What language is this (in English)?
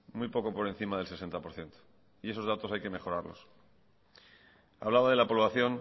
Spanish